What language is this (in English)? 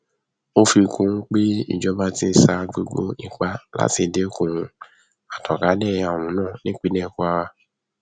Yoruba